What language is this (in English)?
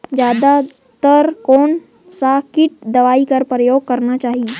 Chhattisgarhi